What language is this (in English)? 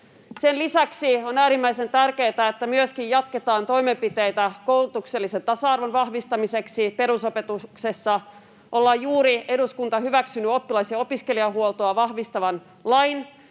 Finnish